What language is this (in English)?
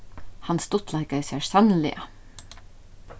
Faroese